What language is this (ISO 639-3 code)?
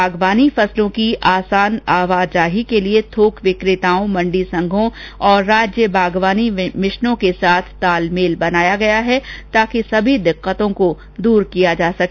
hin